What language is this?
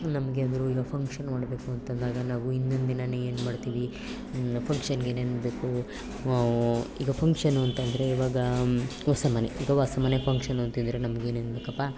Kannada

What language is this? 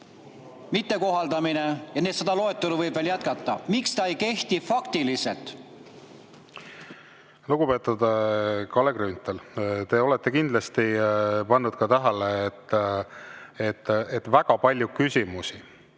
Estonian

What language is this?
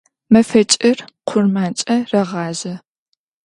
Adyghe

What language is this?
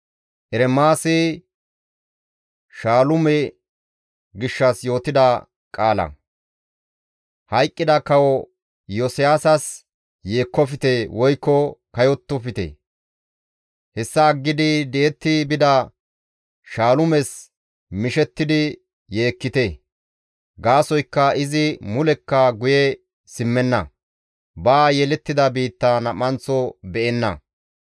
Gamo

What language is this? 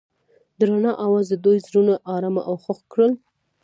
Pashto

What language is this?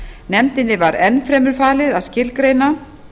Icelandic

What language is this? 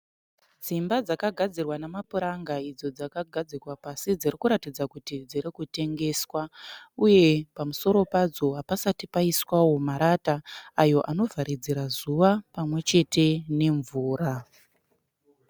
Shona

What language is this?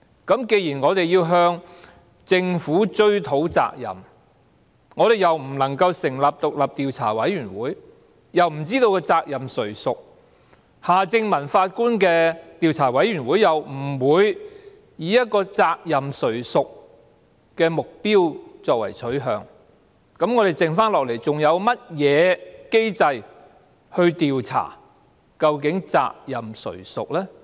Cantonese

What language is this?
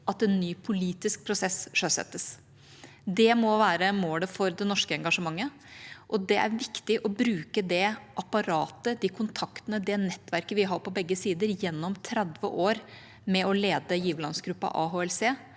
Norwegian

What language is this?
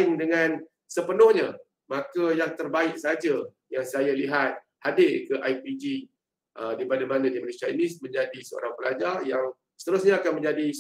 Malay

